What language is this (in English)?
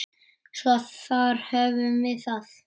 Icelandic